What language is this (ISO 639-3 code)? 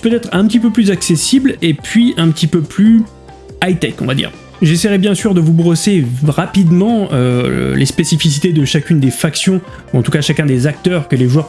fra